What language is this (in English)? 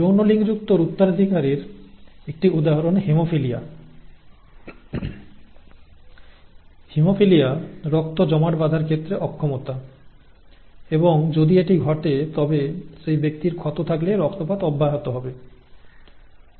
Bangla